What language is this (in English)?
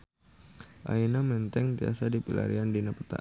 Sundanese